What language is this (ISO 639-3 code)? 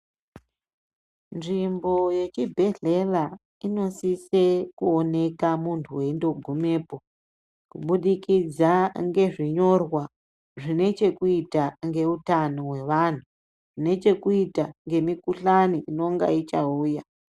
ndc